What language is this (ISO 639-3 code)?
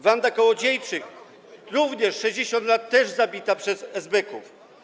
pol